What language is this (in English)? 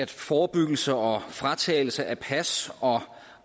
Danish